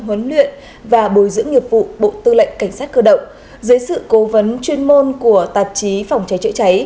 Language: Vietnamese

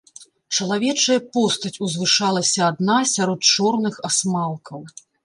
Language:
Belarusian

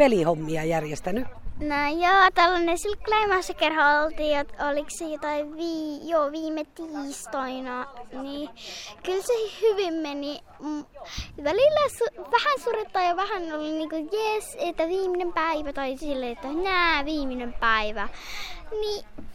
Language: Finnish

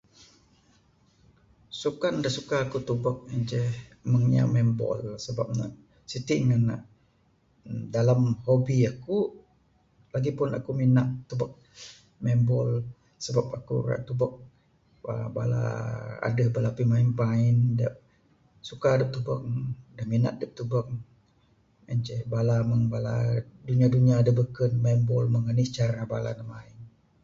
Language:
Bukar-Sadung Bidayuh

